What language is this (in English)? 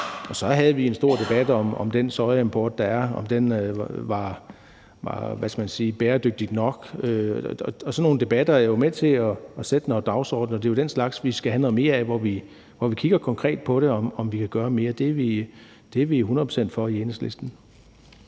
Danish